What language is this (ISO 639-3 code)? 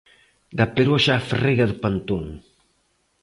glg